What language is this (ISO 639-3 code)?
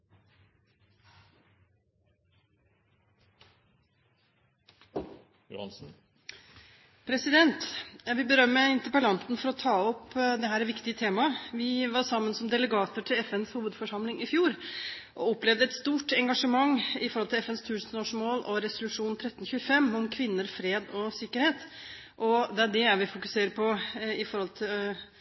nob